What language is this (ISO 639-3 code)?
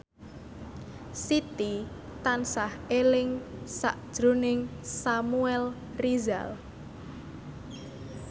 jav